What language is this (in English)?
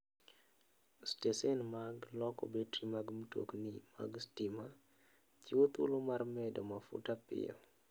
Luo (Kenya and Tanzania)